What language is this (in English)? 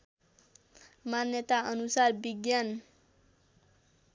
Nepali